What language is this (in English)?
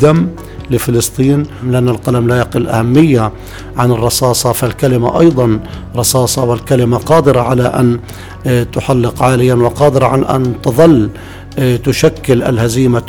Arabic